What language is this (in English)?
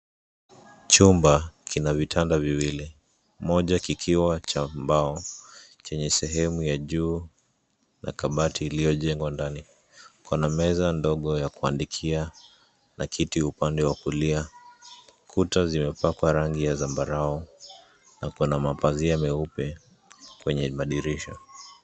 Swahili